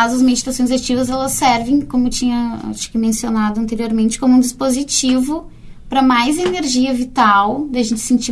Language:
Portuguese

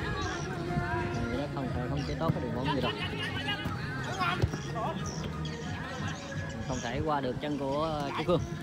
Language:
Vietnamese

